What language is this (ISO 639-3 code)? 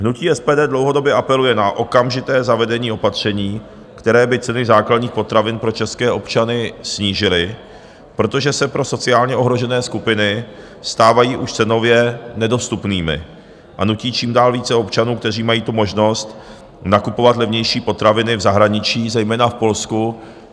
ces